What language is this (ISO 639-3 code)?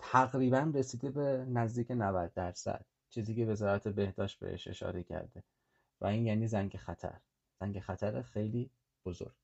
fas